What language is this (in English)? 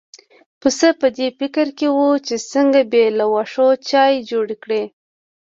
Pashto